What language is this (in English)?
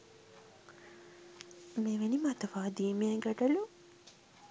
Sinhala